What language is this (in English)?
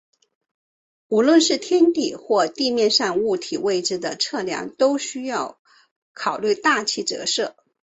Chinese